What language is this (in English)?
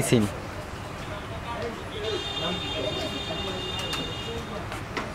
Romanian